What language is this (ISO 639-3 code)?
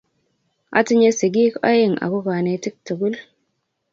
kln